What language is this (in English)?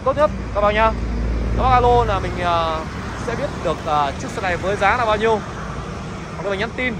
Vietnamese